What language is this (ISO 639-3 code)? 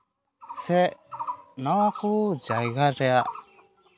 sat